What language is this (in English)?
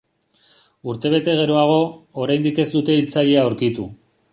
Basque